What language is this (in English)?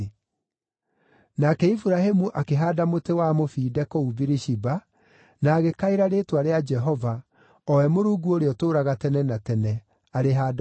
Kikuyu